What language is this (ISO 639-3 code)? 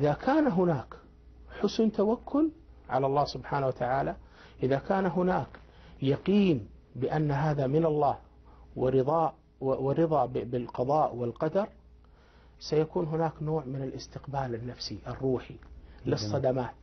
ara